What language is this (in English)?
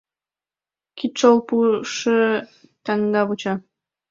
Mari